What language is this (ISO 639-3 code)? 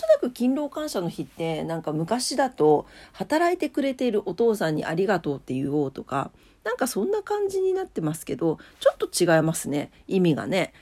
jpn